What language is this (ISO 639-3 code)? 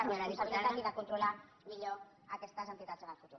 cat